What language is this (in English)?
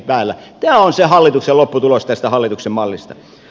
Finnish